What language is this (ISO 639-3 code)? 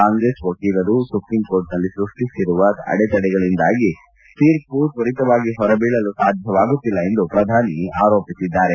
kan